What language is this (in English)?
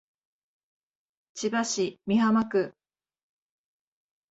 Japanese